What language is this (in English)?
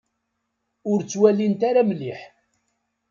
Kabyle